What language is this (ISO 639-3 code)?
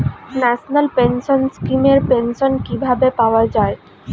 ben